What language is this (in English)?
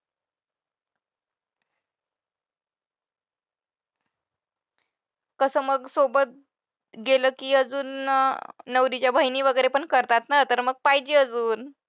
Marathi